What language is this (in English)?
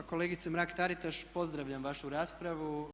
Croatian